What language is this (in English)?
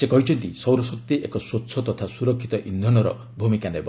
Odia